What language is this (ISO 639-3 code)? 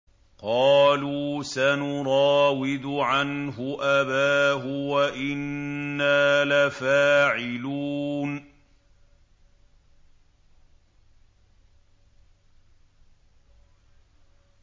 ara